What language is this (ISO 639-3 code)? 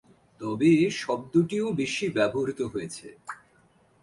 ben